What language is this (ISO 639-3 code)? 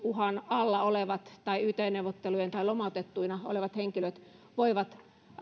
fin